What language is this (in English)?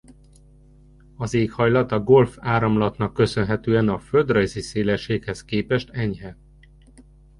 Hungarian